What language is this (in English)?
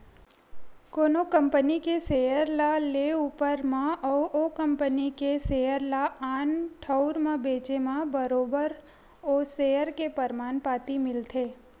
Chhattisgarhi